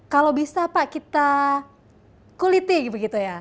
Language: Indonesian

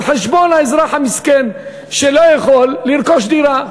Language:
Hebrew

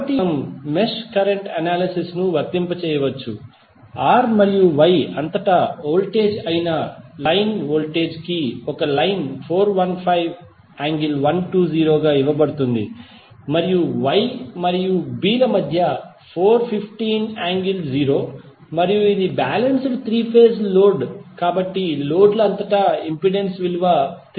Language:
Telugu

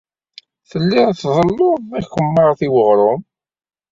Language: Kabyle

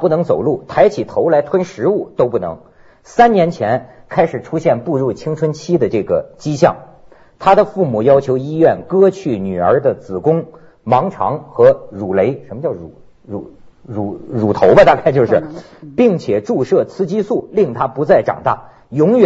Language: Chinese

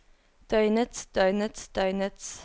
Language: Norwegian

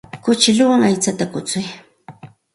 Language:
Santa Ana de Tusi Pasco Quechua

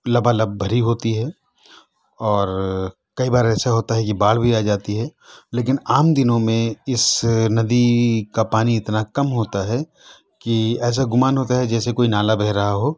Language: Urdu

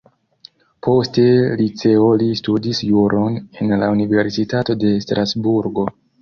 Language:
Esperanto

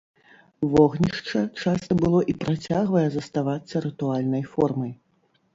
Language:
Belarusian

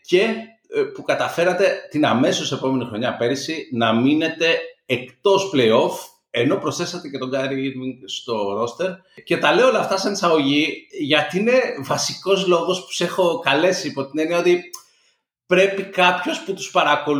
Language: Greek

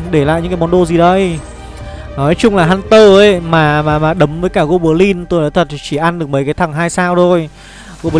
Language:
Vietnamese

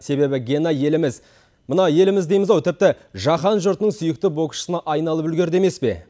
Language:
Kazakh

